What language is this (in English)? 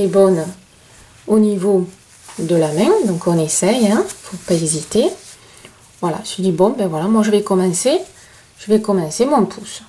French